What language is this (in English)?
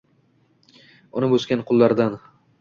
Uzbek